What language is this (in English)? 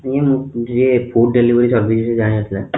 Odia